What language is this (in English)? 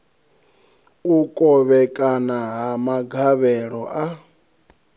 Venda